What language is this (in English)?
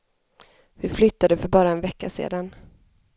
Swedish